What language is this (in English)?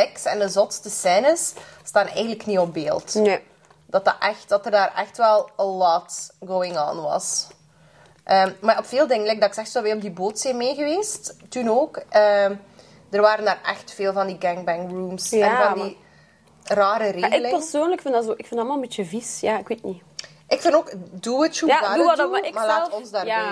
Dutch